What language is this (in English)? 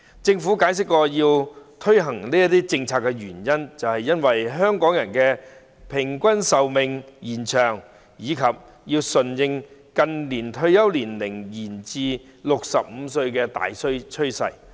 Cantonese